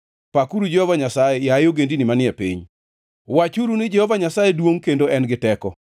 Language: Luo (Kenya and Tanzania)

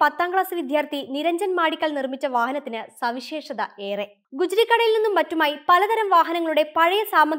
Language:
Malayalam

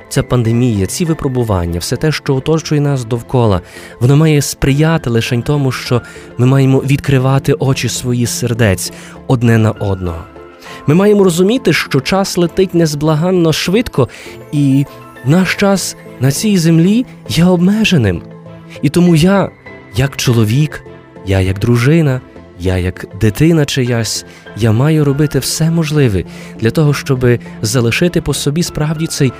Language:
Ukrainian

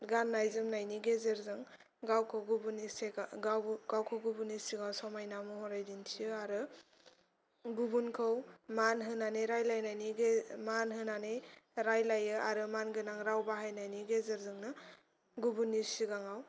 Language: Bodo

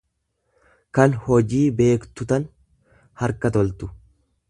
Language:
Oromo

